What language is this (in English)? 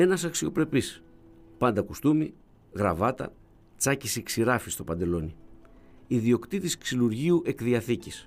Greek